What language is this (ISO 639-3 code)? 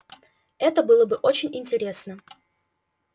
rus